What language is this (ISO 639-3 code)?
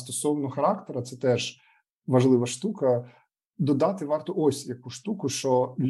ukr